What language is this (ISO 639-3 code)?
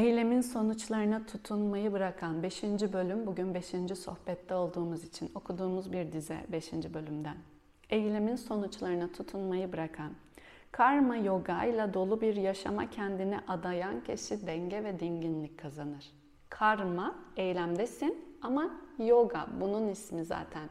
tur